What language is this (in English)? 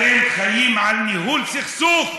Hebrew